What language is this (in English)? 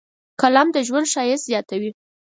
Pashto